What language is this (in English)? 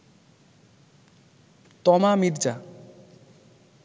Bangla